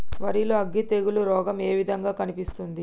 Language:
Telugu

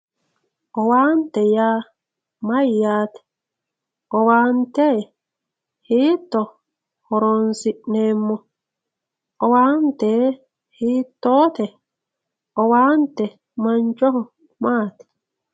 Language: Sidamo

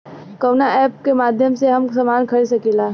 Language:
Bhojpuri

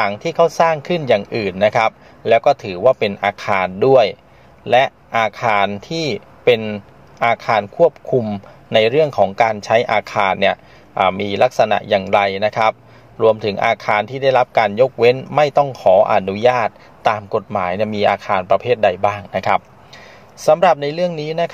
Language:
Thai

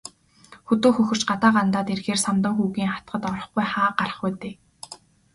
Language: Mongolian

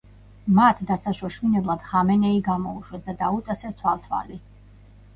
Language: Georgian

